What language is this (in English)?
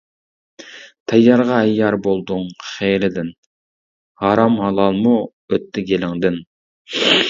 Uyghur